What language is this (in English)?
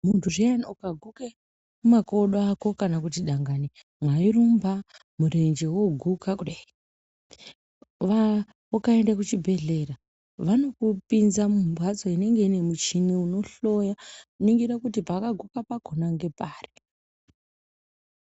Ndau